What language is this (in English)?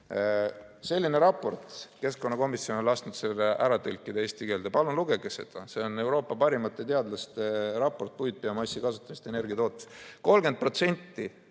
Estonian